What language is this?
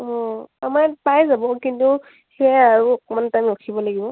Assamese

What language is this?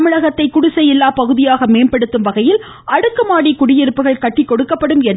Tamil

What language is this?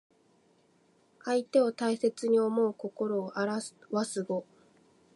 Japanese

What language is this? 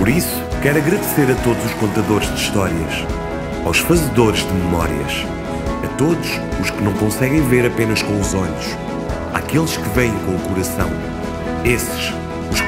Portuguese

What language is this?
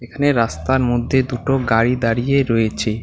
Bangla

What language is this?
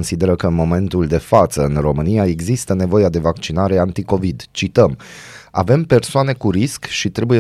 Romanian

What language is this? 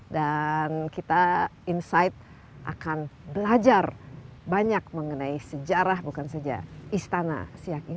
Indonesian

